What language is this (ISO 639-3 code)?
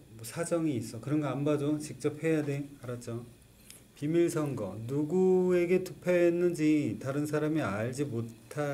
kor